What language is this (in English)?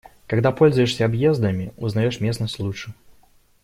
Russian